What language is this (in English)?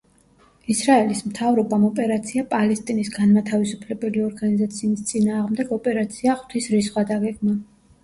Georgian